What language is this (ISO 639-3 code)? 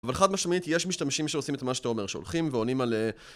heb